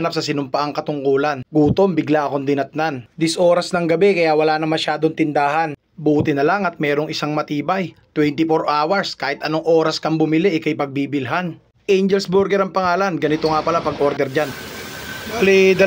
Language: Filipino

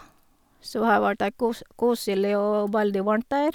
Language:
Norwegian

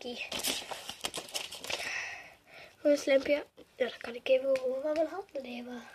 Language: Dutch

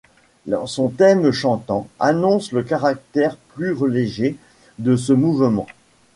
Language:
French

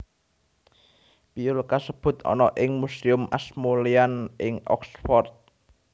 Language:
Javanese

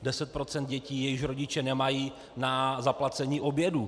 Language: Czech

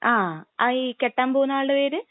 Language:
Malayalam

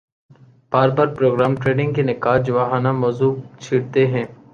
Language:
Urdu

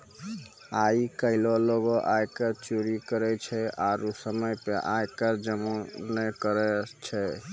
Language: Maithili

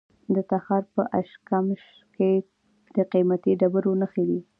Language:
Pashto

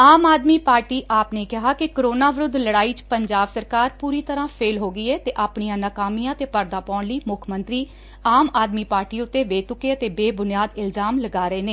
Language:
Punjabi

